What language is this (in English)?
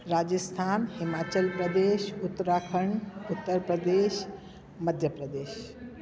Sindhi